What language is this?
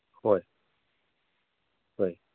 Manipuri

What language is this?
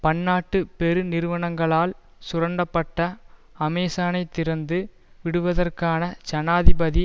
Tamil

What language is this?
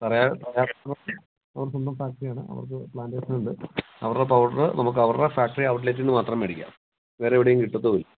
Malayalam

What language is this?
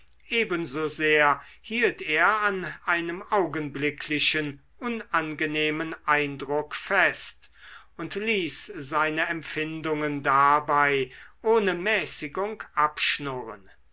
German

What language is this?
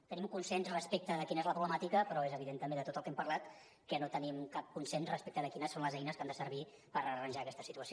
Catalan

